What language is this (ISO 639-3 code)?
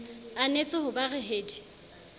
sot